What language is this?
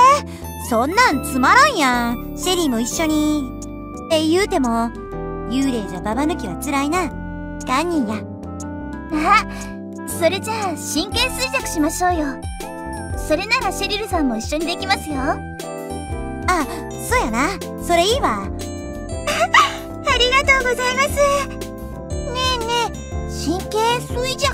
Japanese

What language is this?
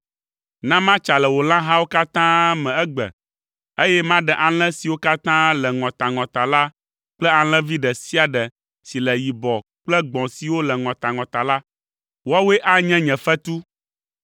Ewe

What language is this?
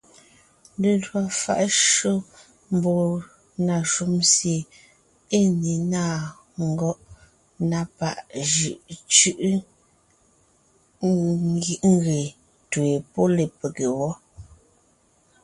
Ngiemboon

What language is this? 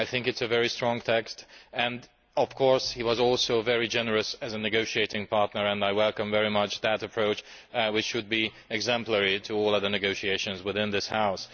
English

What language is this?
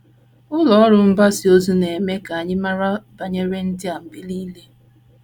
Igbo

